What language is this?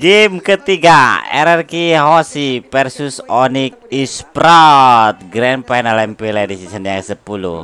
Indonesian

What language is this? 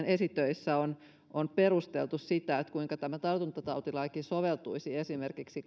Finnish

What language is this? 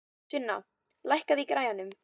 Icelandic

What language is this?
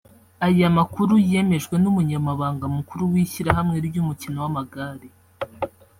Kinyarwanda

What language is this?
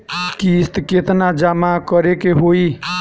Bhojpuri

